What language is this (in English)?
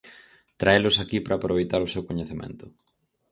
Galician